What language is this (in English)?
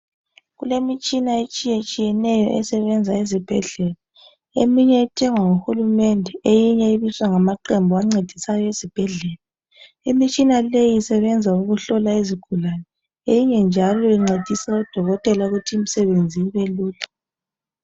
North Ndebele